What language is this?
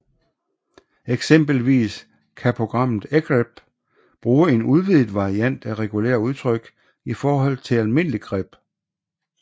Danish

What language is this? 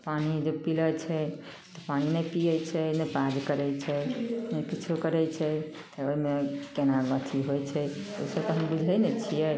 Maithili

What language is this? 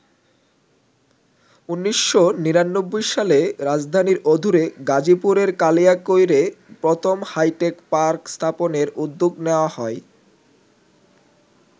Bangla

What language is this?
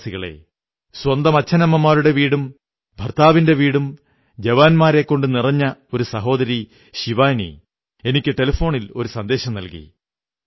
Malayalam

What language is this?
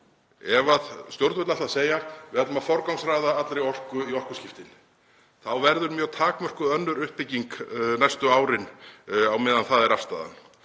Icelandic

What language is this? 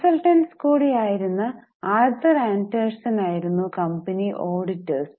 Malayalam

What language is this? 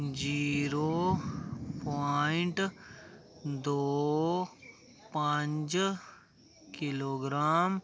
Dogri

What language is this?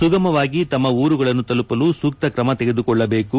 Kannada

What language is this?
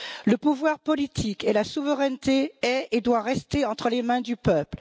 French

